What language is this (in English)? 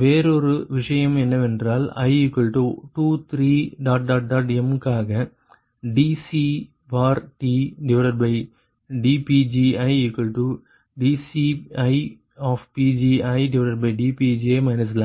Tamil